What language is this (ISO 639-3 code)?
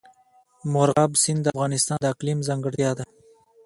pus